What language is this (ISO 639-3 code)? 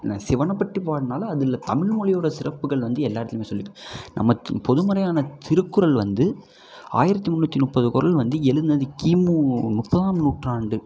tam